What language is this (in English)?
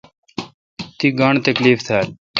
Kalkoti